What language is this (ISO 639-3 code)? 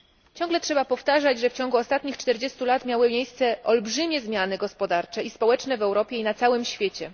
pol